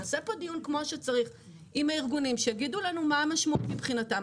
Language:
Hebrew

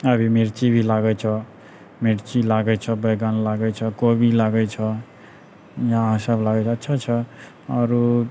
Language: Maithili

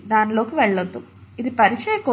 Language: Telugu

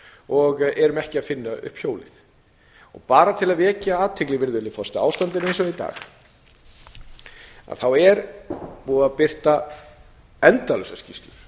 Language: Icelandic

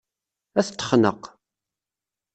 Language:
Kabyle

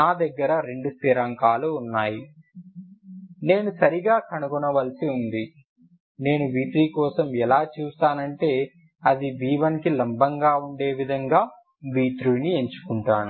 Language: Telugu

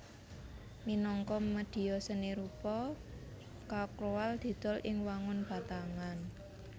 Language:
Javanese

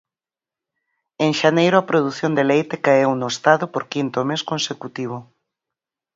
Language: Galician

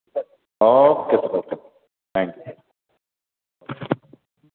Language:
Dogri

